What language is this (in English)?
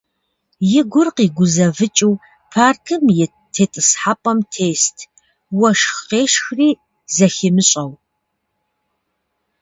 Kabardian